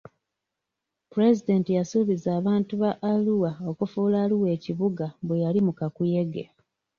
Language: Ganda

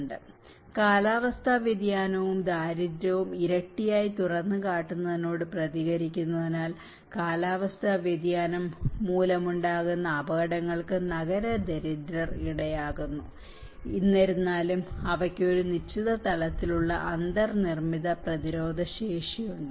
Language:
Malayalam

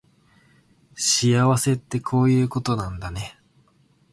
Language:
Japanese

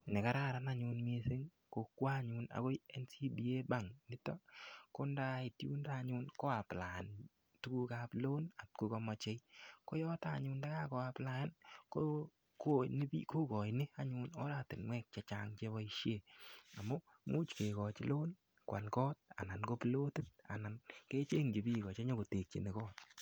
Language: Kalenjin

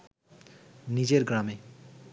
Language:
Bangla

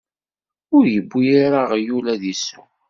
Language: Kabyle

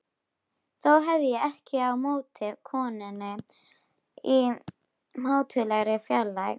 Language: Icelandic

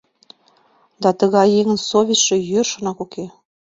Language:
Mari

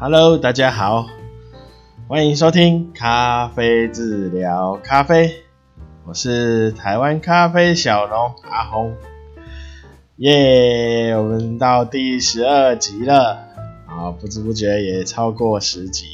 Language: Chinese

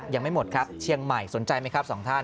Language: Thai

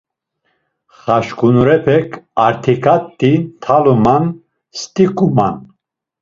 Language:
Laz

